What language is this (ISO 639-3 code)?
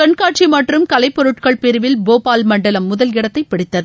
tam